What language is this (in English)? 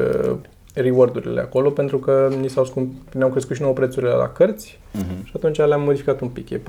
Romanian